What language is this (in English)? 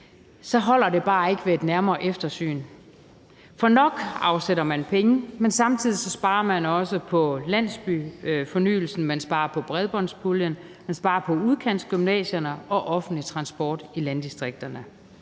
Danish